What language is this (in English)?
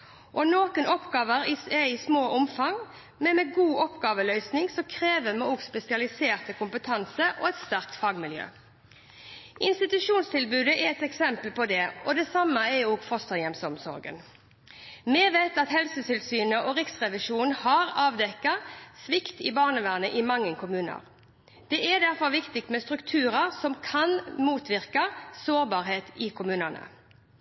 Norwegian Bokmål